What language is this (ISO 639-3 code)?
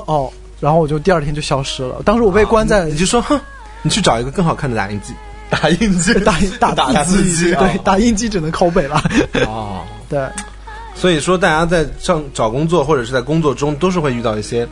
zho